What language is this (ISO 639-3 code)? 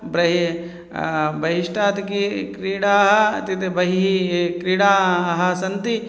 san